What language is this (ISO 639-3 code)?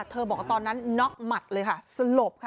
tha